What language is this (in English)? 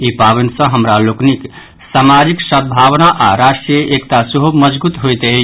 Maithili